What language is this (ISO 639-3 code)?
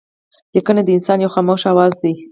pus